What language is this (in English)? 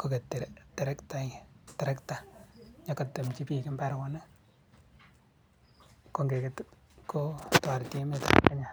Kalenjin